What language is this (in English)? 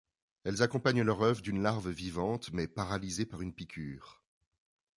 French